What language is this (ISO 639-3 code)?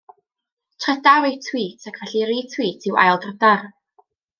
cym